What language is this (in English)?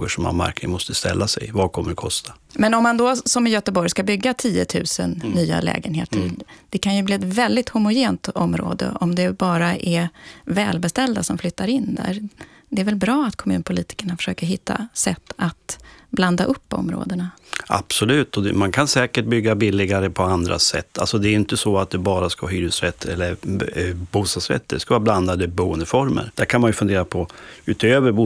Swedish